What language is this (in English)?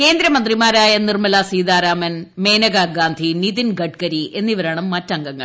Malayalam